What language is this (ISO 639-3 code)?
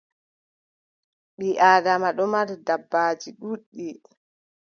fub